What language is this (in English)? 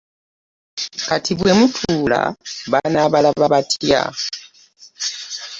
Ganda